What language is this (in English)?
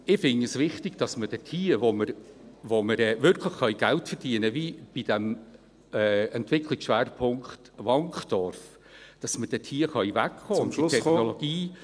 Swiss German